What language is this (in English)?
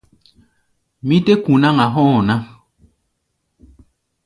Gbaya